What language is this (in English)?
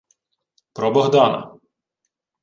Ukrainian